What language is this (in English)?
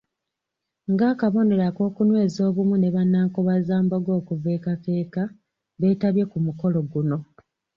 Ganda